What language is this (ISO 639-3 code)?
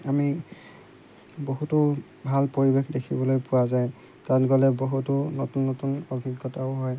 asm